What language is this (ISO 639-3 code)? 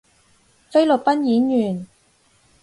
yue